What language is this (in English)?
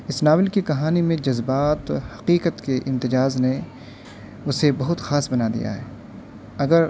Urdu